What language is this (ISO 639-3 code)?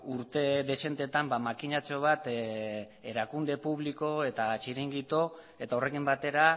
eus